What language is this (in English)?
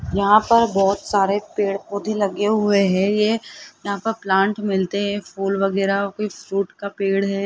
Hindi